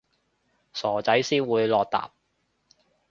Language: Cantonese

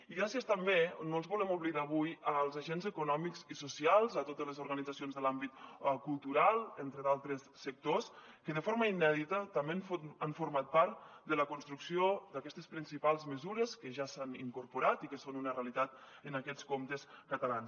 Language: Catalan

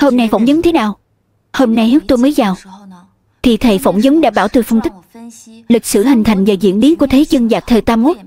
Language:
Vietnamese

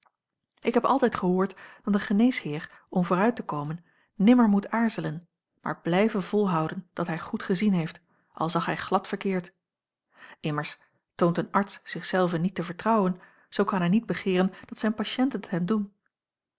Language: Dutch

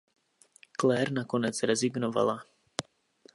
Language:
Czech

